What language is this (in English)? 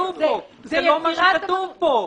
Hebrew